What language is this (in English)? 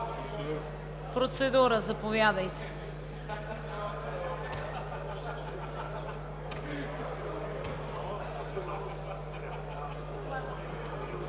Bulgarian